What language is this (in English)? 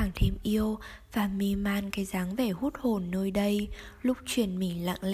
Vietnamese